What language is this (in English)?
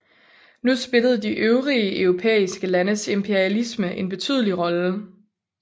Danish